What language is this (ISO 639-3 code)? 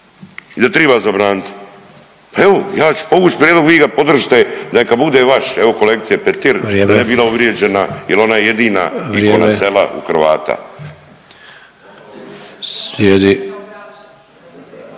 hrv